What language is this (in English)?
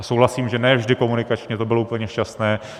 Czech